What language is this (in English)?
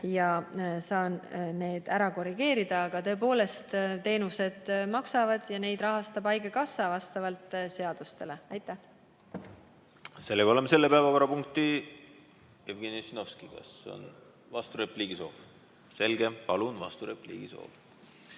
Estonian